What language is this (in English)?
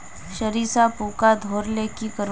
Magahi